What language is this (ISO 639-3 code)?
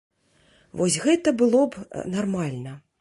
bel